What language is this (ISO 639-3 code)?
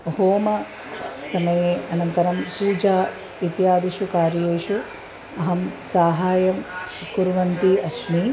san